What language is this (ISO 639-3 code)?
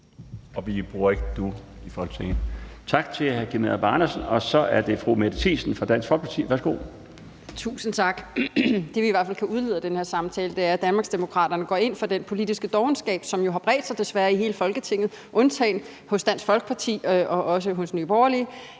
dan